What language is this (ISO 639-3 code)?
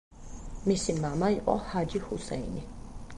kat